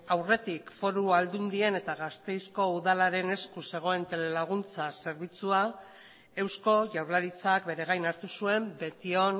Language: Basque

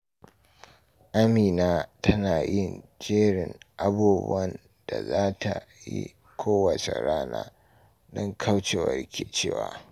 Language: Hausa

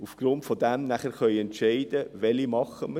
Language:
Swiss German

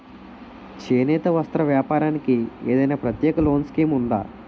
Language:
Telugu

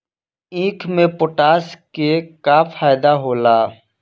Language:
Bhojpuri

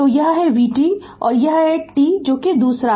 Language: Hindi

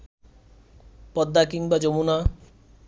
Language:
Bangla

